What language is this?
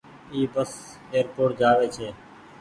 Goaria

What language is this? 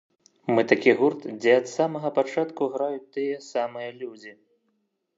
Belarusian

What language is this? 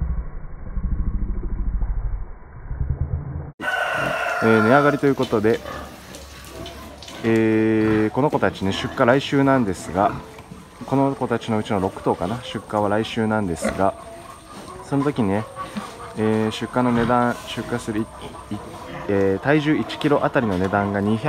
Japanese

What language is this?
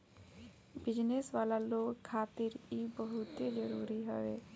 Bhojpuri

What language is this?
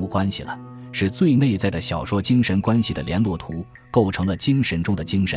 Chinese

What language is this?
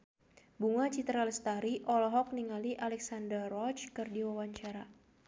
Sundanese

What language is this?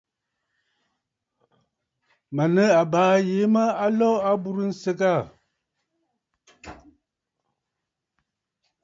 Bafut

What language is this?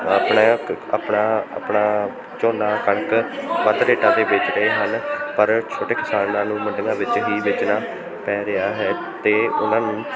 Punjabi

